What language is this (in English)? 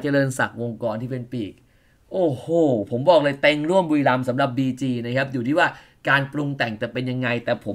Thai